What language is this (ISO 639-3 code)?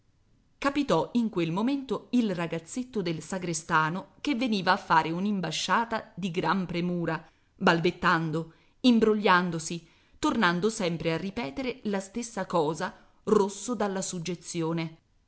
ita